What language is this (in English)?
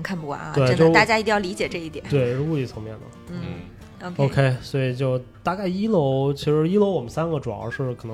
Chinese